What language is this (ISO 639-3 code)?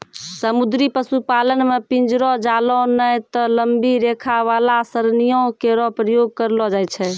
mai